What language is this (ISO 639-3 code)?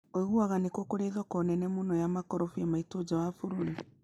kik